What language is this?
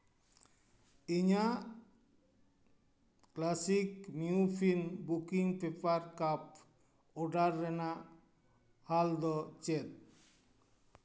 Santali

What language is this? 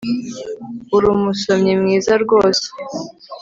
Kinyarwanda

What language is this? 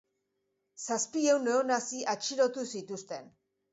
Basque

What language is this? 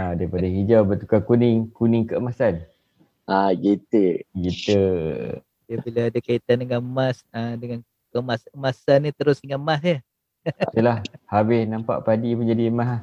Malay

